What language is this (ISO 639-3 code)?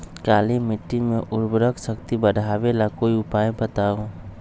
mag